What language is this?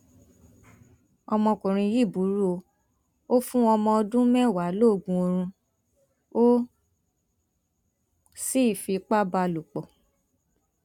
Yoruba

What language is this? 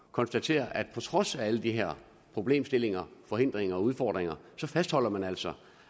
Danish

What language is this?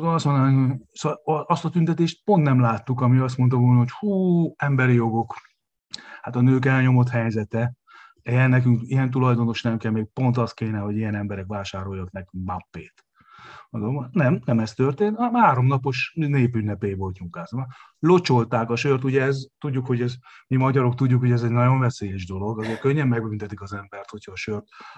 Hungarian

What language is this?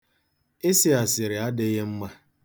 Igbo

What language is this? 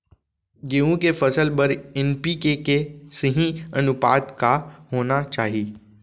Chhattisgarhi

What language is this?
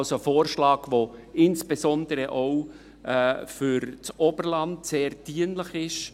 Swiss German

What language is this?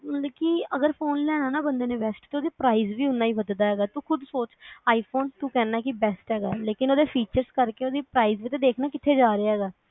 Punjabi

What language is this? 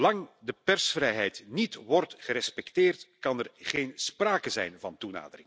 Dutch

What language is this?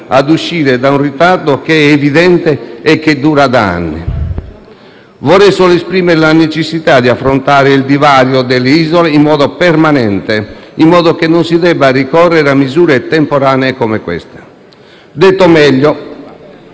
Italian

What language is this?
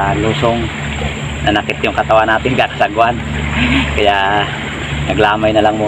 Filipino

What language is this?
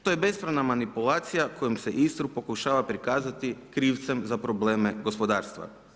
Croatian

